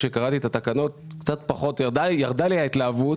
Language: Hebrew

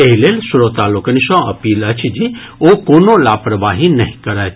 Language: Maithili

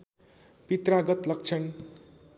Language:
Nepali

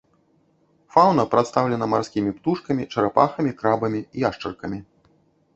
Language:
Belarusian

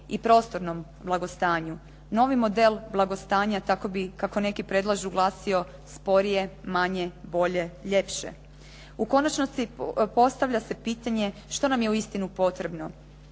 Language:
Croatian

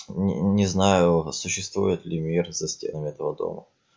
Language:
Russian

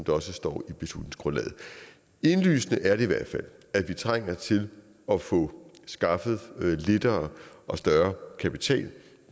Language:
Danish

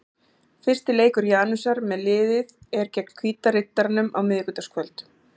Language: Icelandic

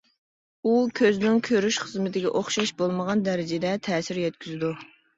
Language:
Uyghur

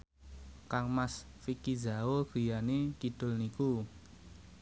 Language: Javanese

